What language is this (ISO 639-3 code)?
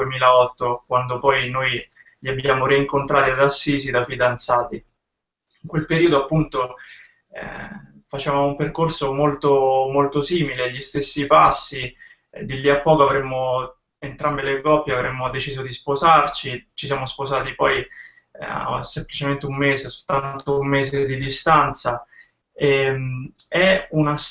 ita